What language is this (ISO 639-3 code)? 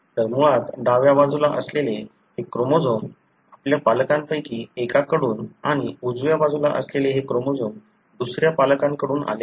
mar